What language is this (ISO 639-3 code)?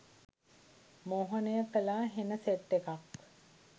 sin